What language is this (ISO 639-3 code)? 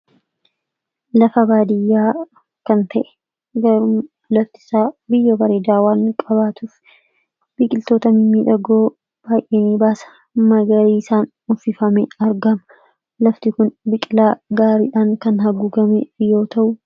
orm